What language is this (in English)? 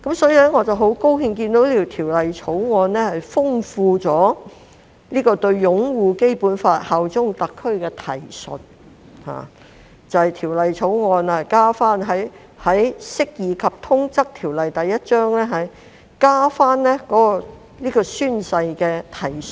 Cantonese